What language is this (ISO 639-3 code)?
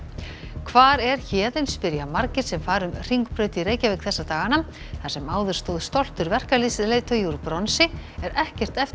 isl